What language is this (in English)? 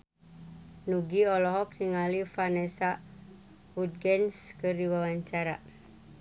Sundanese